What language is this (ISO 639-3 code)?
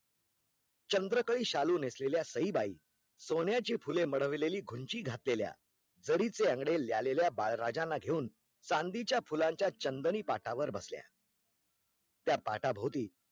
mar